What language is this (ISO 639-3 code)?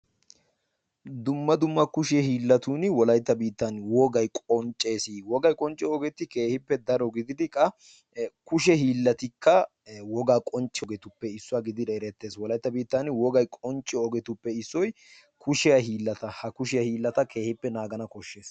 wal